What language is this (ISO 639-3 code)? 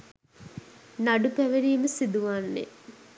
sin